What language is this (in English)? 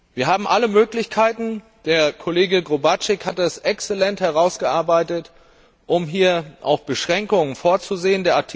German